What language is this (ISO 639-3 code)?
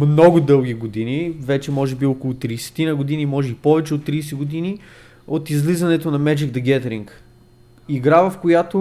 bul